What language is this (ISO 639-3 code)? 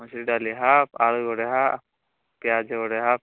ori